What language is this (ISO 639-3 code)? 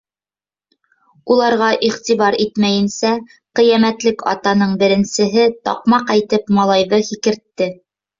bak